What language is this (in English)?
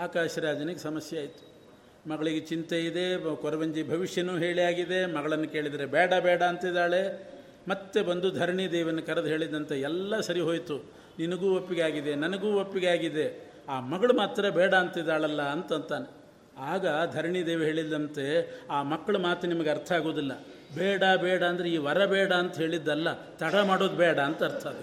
Kannada